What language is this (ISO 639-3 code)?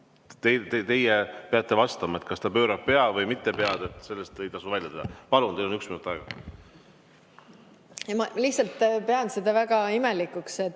est